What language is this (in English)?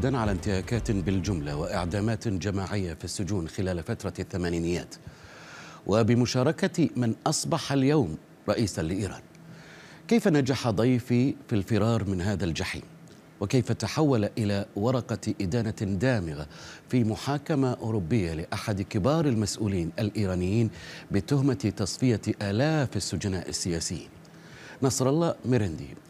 Arabic